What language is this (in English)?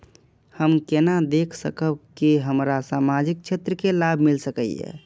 Maithili